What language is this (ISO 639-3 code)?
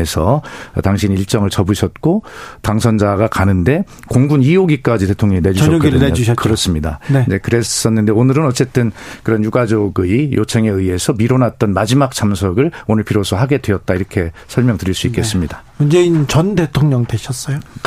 kor